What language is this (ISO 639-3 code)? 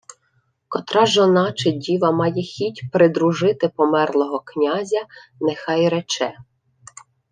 ukr